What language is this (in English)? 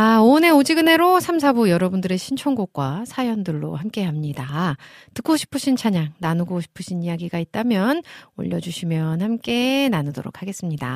Korean